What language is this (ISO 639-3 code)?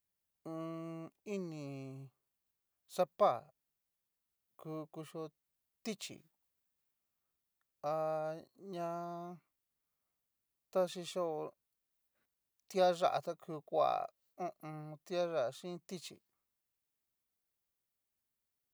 miu